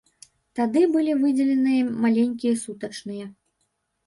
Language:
Belarusian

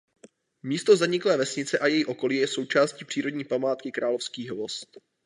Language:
Czech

